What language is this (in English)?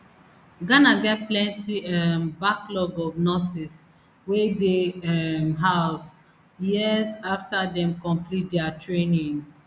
Nigerian Pidgin